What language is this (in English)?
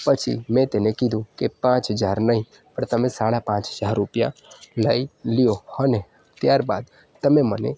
Gujarati